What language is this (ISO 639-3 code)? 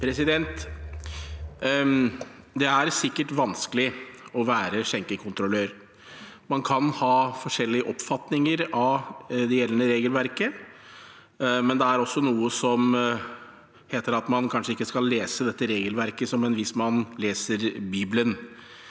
nor